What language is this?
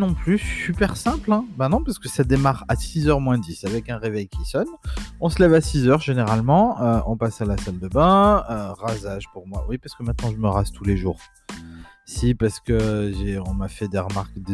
French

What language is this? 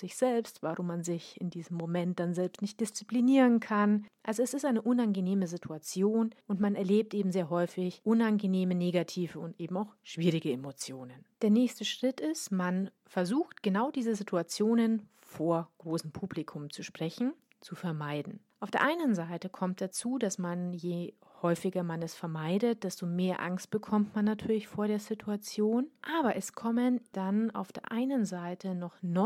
German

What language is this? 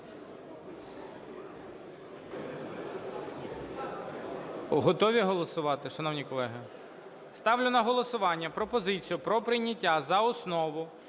Ukrainian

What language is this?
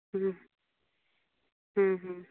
Santali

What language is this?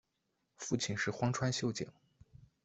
Chinese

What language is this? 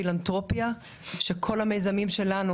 Hebrew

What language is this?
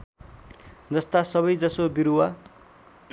Nepali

